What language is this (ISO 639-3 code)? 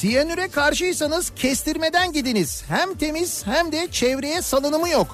tur